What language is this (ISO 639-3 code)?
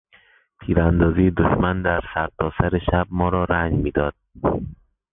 fas